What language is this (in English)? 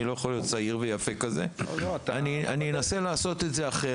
Hebrew